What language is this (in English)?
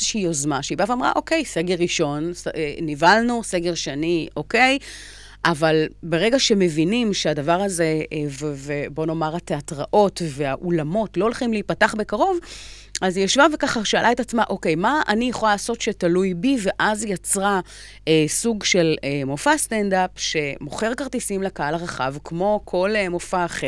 Hebrew